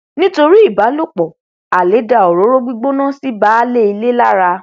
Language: Yoruba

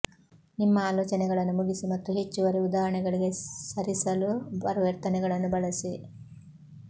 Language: Kannada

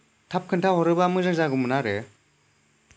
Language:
Bodo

